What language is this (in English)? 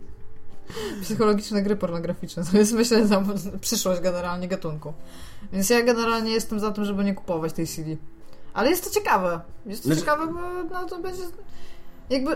Polish